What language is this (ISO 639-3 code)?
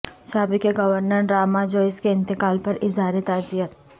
urd